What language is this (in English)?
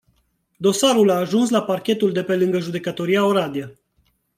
Romanian